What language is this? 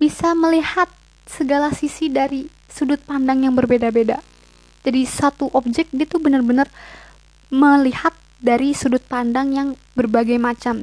Indonesian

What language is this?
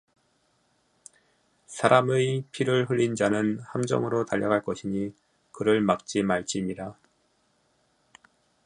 Korean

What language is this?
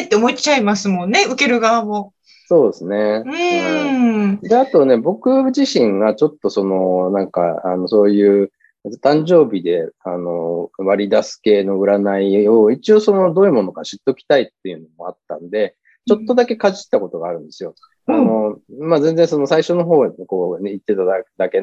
Japanese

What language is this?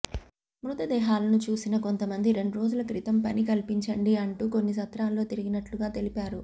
Telugu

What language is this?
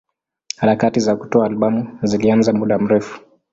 Swahili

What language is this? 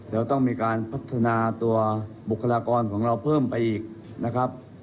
Thai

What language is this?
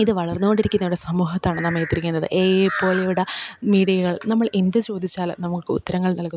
Malayalam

